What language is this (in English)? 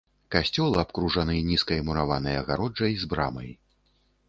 Belarusian